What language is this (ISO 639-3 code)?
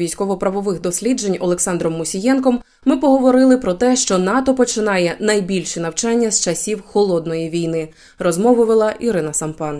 ukr